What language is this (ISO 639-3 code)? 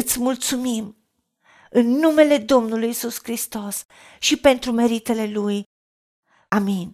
ron